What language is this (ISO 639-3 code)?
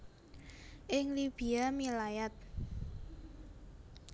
jav